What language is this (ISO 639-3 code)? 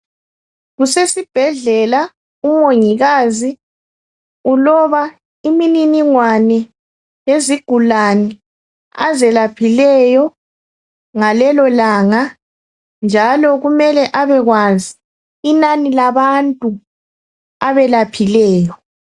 nde